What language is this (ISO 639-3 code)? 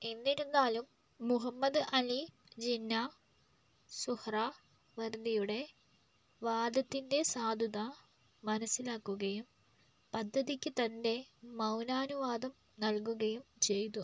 mal